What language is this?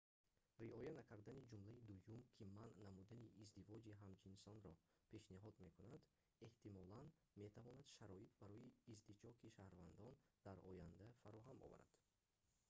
Tajik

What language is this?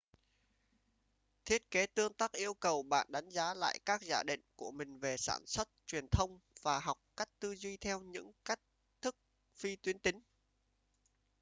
Vietnamese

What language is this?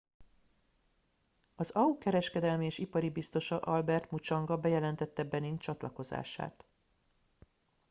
Hungarian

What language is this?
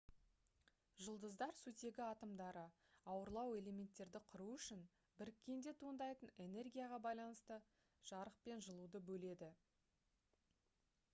Kazakh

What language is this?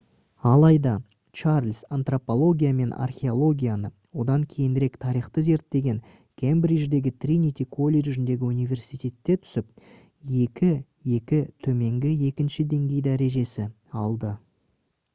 Kazakh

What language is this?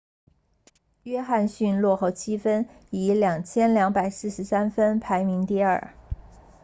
Chinese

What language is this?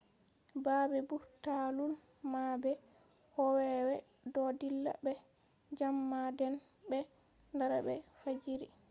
Fula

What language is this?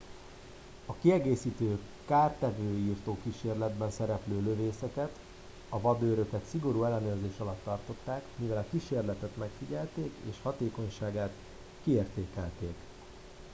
Hungarian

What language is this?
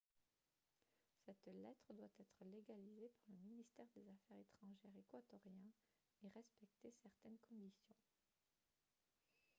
French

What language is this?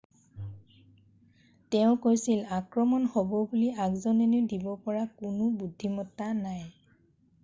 Assamese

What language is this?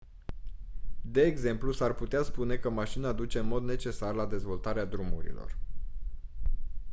Romanian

